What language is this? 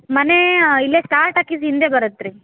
Kannada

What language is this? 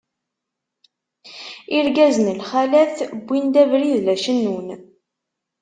Kabyle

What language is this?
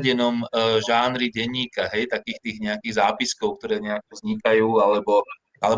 Slovak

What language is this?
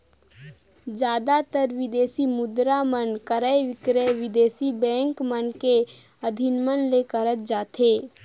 Chhattisgarhi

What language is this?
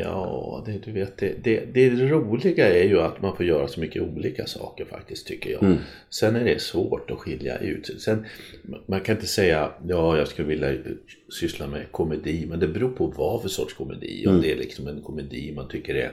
Swedish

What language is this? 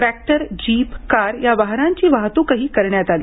Marathi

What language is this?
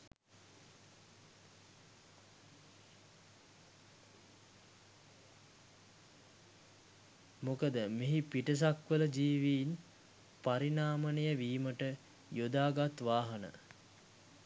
Sinhala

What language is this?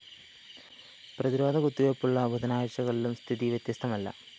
Malayalam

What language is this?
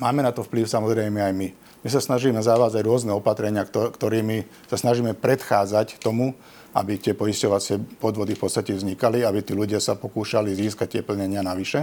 Slovak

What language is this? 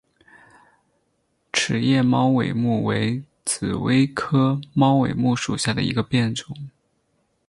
Chinese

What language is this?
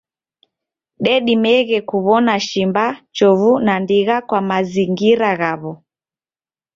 Taita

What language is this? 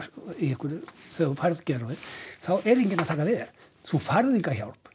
Icelandic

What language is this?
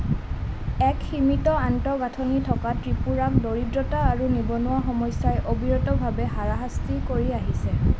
Assamese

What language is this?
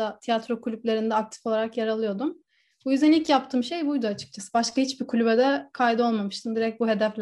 Turkish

